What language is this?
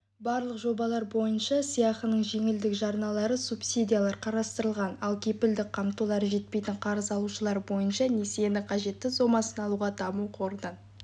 Kazakh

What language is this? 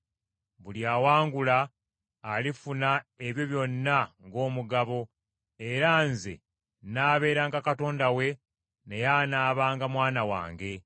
Ganda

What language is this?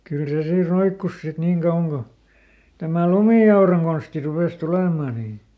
Finnish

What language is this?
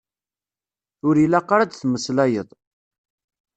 Kabyle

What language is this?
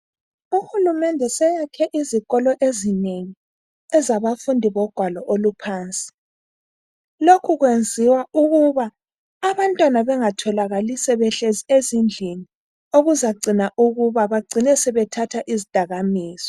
North Ndebele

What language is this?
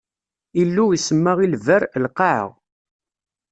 Kabyle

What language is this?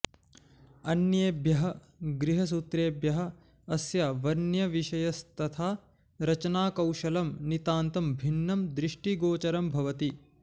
Sanskrit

